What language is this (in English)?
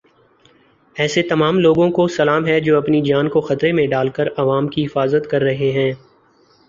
Urdu